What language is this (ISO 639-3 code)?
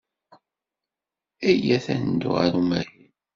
kab